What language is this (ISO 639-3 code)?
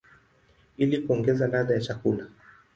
swa